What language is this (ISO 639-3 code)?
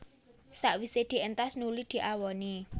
jav